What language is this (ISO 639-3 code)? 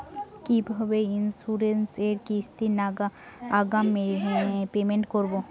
ben